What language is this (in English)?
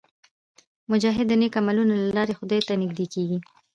Pashto